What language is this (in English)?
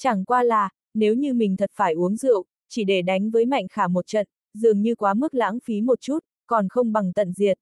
Vietnamese